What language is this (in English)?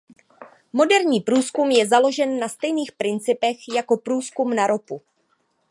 Czech